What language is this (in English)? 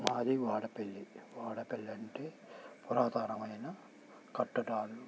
Telugu